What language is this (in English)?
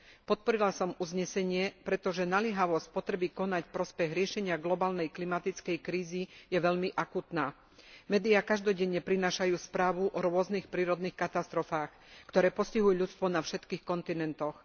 Slovak